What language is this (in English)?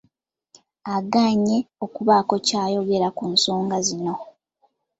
Ganda